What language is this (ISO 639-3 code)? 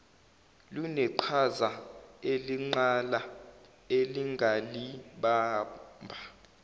zul